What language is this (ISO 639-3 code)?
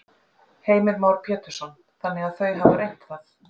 isl